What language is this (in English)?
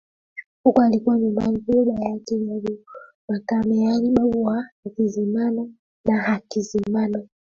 Swahili